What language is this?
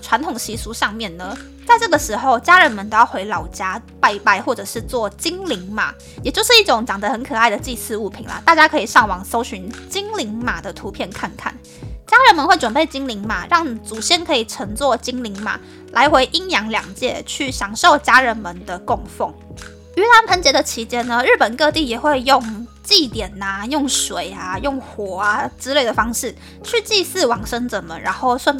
Chinese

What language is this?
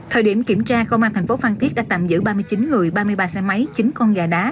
Vietnamese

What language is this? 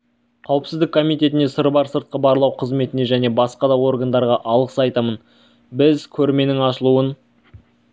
Kazakh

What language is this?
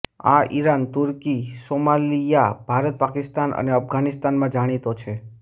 Gujarati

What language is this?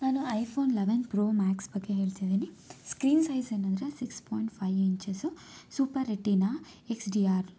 Kannada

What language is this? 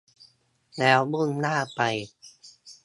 Thai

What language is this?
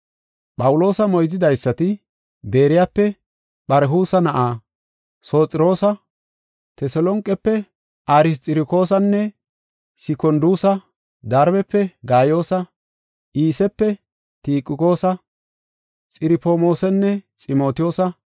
Gofa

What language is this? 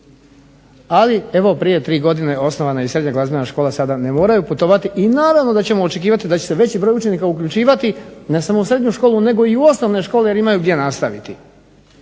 Croatian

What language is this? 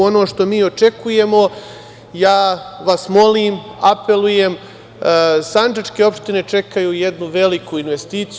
Serbian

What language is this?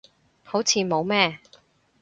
Cantonese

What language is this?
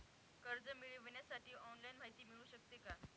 Marathi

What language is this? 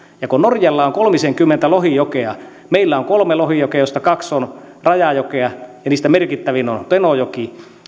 Finnish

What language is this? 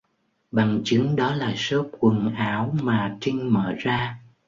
Vietnamese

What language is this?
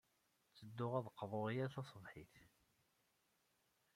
Kabyle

